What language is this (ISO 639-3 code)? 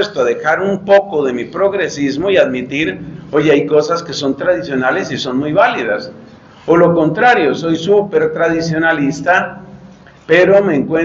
spa